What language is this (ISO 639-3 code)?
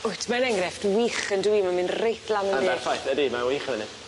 cym